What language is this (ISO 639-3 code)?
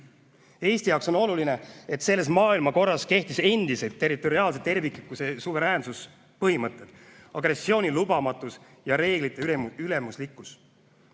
est